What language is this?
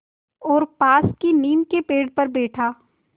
Hindi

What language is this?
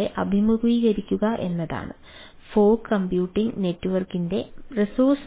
Malayalam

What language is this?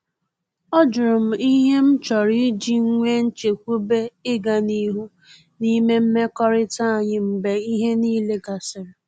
Igbo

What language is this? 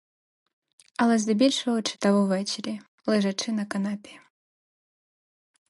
Ukrainian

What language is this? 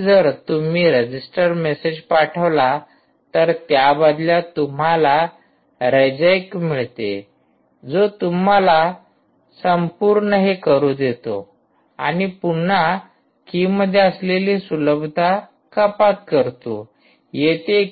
Marathi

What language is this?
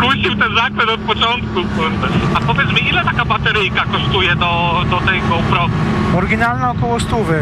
Polish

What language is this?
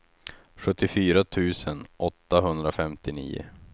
Swedish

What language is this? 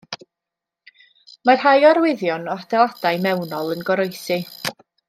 Welsh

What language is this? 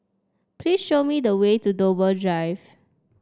English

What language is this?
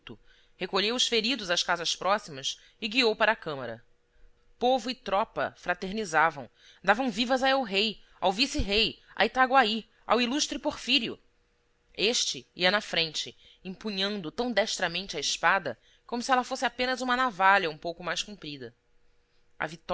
Portuguese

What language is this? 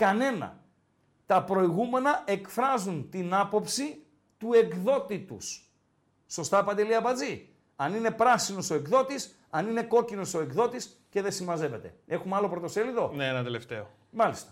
Greek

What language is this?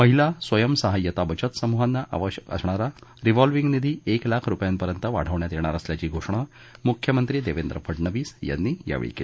Marathi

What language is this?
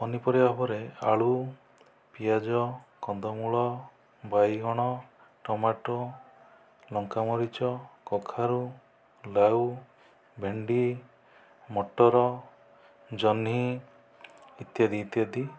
Odia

